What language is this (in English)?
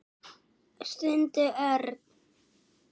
Icelandic